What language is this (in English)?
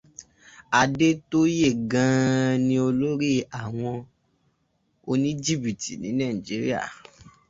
Yoruba